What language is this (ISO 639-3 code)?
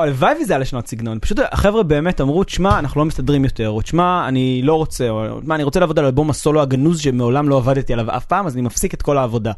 heb